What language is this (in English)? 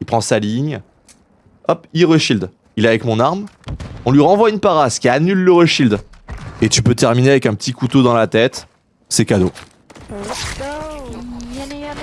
French